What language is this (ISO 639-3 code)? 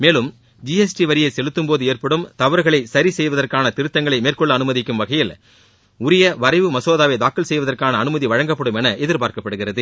tam